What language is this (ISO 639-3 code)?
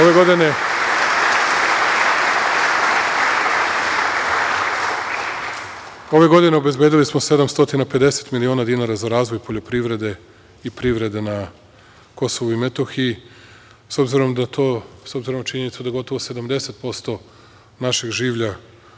srp